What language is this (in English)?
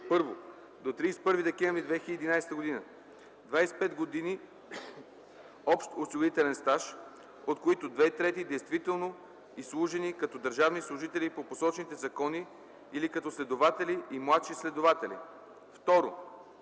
Bulgarian